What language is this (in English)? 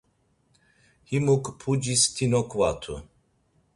Laz